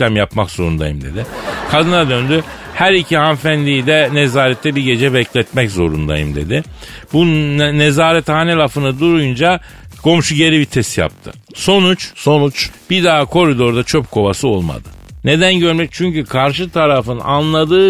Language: Turkish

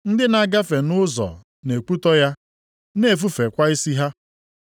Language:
Igbo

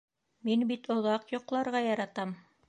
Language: Bashkir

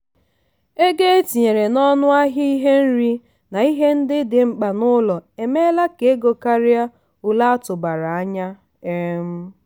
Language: Igbo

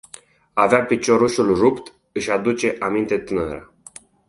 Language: Romanian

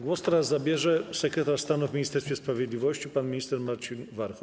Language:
Polish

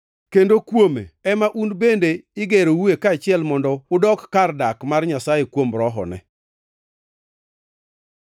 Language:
Luo (Kenya and Tanzania)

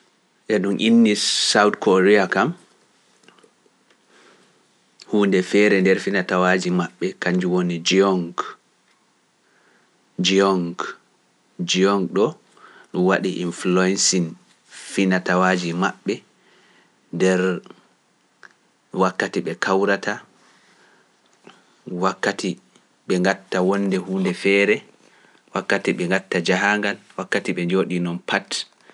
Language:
Pular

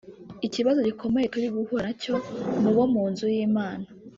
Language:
Kinyarwanda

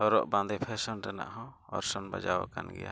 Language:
Santali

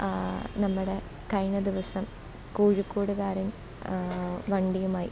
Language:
Malayalam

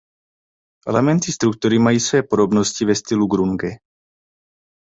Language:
Czech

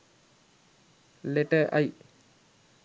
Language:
Sinhala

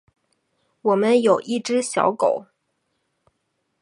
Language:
Chinese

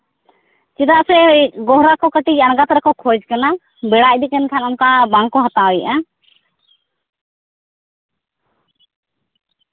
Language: Santali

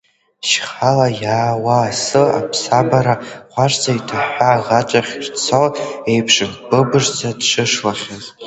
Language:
Abkhazian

